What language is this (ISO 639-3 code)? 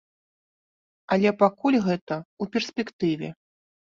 bel